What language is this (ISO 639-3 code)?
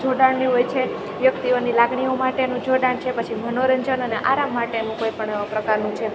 guj